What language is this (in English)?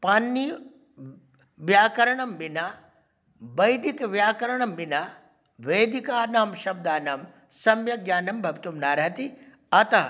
Sanskrit